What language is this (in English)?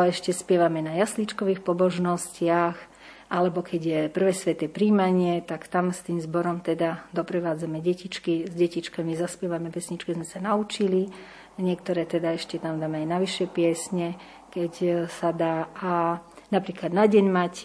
Slovak